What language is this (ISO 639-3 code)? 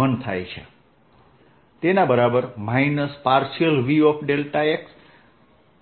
guj